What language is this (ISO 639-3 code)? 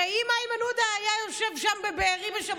heb